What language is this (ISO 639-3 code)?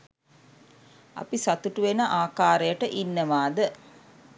sin